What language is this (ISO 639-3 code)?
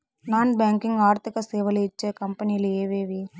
tel